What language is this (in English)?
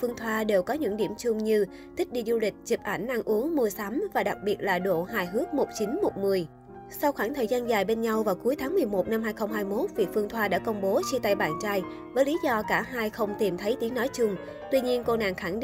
Vietnamese